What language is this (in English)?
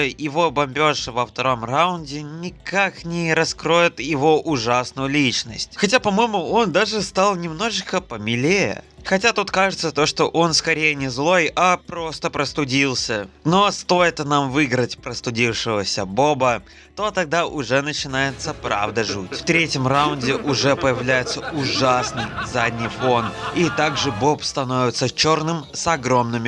Russian